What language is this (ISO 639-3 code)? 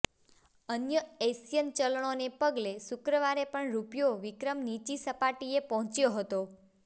guj